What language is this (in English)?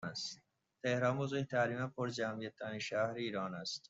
Persian